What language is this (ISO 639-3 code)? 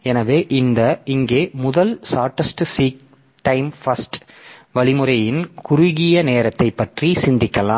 tam